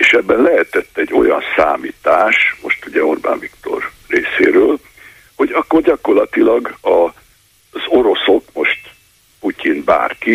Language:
Hungarian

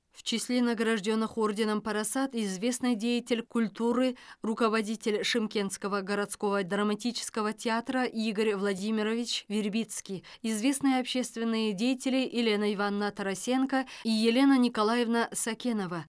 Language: Kazakh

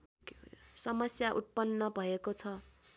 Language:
Nepali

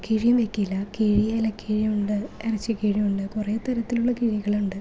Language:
Malayalam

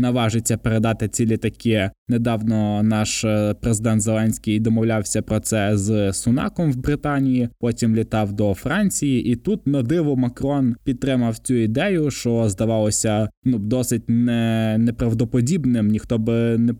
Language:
Ukrainian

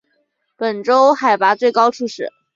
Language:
Chinese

